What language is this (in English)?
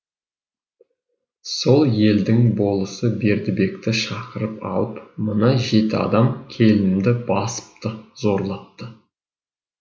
Kazakh